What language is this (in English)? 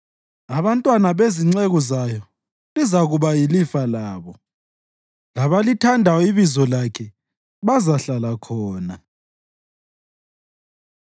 North Ndebele